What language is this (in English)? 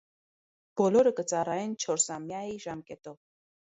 Armenian